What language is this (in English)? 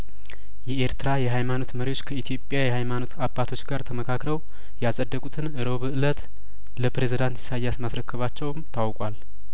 Amharic